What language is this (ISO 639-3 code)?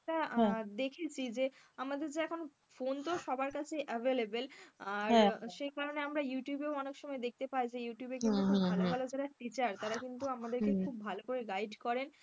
ben